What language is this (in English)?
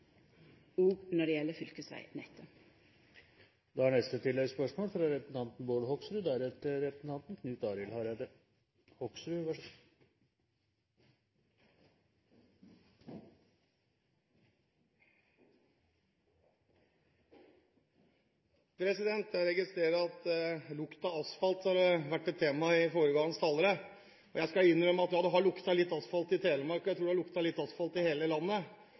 Norwegian